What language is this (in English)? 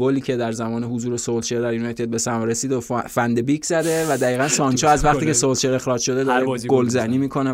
Persian